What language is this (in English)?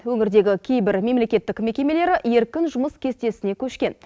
Kazakh